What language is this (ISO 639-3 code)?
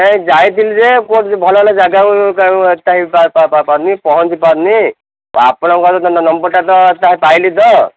ori